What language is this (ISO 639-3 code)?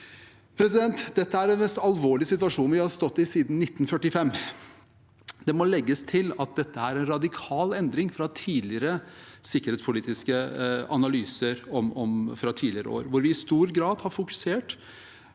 nor